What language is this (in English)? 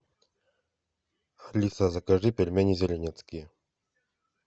Russian